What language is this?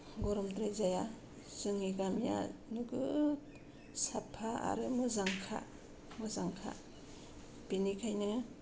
Bodo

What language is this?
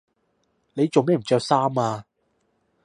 Cantonese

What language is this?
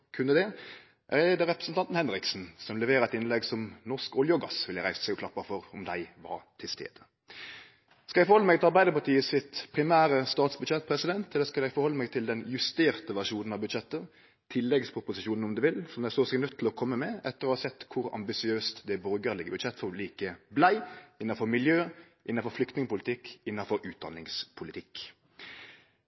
Norwegian Nynorsk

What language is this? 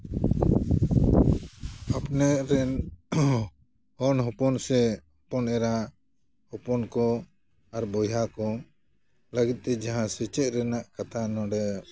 Santali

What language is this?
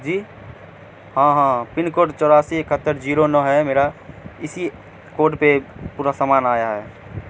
Urdu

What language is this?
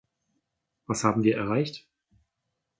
German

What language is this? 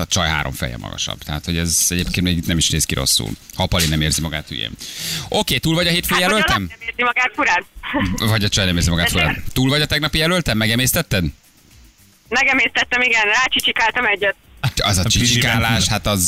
Hungarian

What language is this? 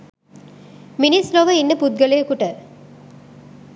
Sinhala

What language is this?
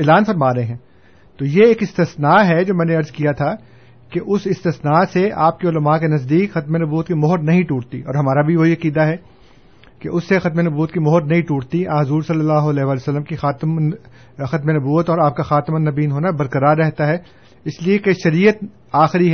Urdu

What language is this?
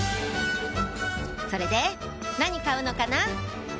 Japanese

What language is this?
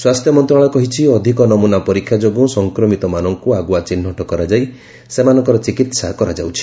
Odia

